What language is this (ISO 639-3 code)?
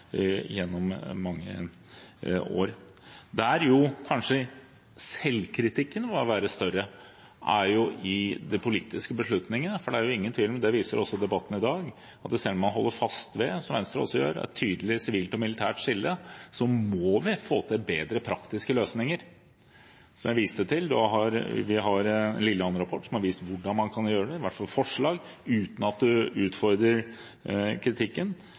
nob